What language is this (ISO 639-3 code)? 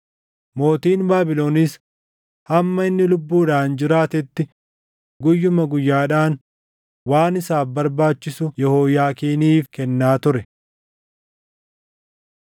orm